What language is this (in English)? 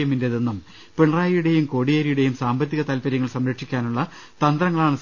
Malayalam